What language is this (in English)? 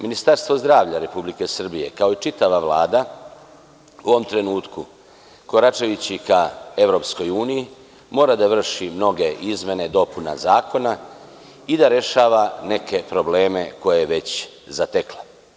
Serbian